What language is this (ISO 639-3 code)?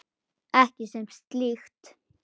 isl